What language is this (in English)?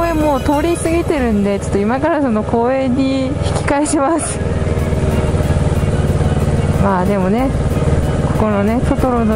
Japanese